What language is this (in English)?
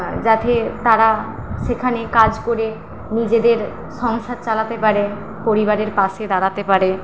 Bangla